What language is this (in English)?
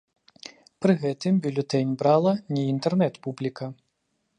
Belarusian